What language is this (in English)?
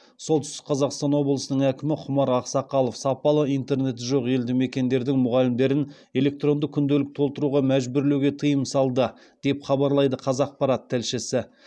Kazakh